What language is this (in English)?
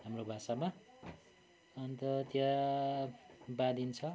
Nepali